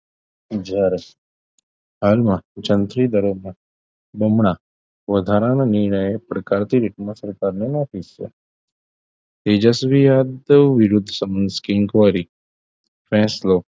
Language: Gujarati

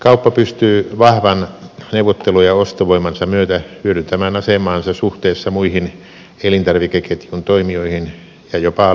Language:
Finnish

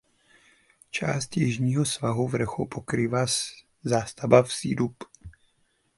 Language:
Czech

